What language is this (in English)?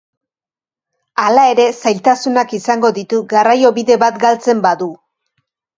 Basque